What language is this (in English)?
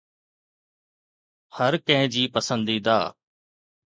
Sindhi